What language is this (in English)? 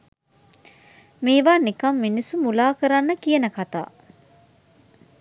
Sinhala